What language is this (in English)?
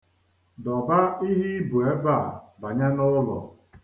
Igbo